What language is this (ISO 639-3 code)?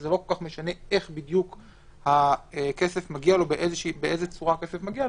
heb